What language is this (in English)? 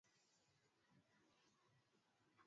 Swahili